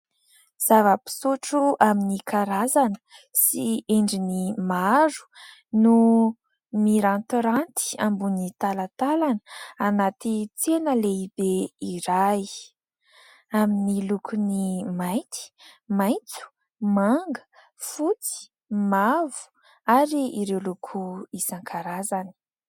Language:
Malagasy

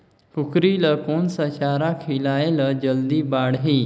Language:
Chhattisgarhi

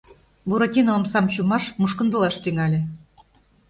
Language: Mari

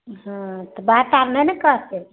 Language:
Maithili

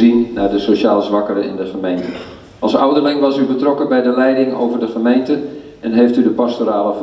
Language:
Dutch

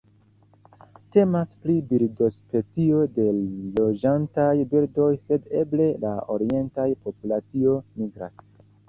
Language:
Esperanto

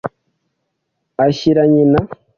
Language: Kinyarwanda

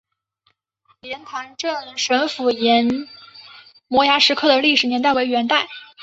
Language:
Chinese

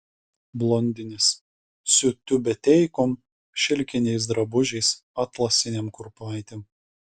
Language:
Lithuanian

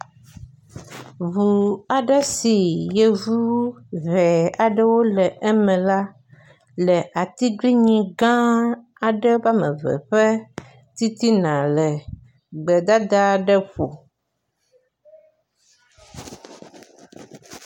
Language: Ewe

